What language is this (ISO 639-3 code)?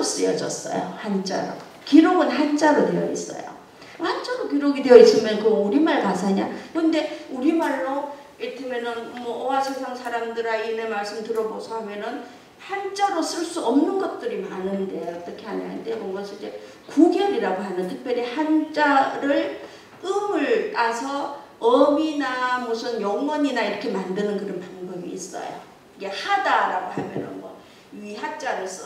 kor